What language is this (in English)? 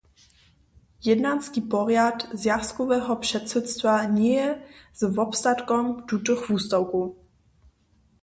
Upper Sorbian